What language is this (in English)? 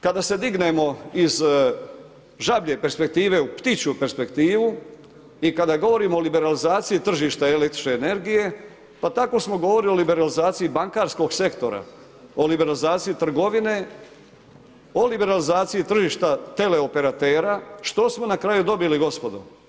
Croatian